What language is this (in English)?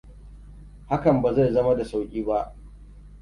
Hausa